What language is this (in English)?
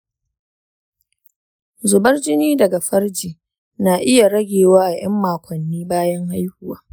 Hausa